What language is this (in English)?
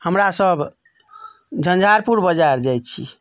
Maithili